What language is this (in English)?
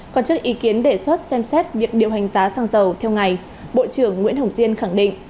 Vietnamese